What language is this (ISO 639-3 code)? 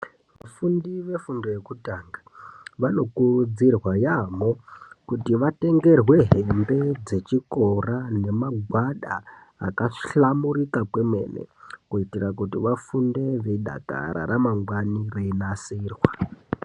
ndc